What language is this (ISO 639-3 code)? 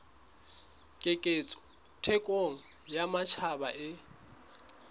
sot